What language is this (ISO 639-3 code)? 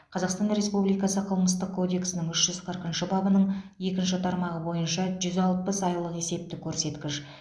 kaz